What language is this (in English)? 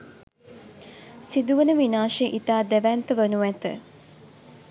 Sinhala